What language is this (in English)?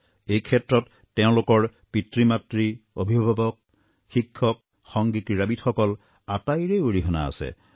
Assamese